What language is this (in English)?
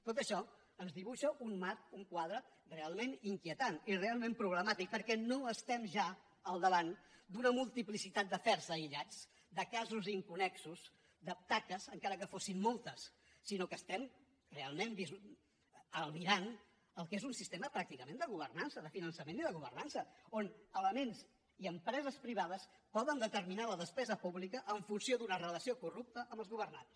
Catalan